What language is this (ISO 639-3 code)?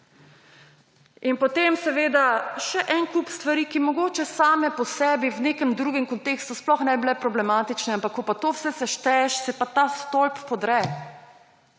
slv